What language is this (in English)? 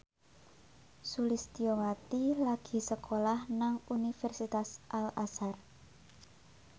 Javanese